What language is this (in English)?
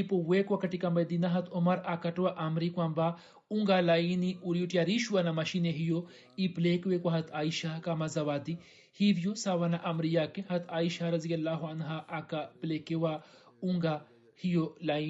Swahili